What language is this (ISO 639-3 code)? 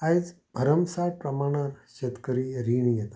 kok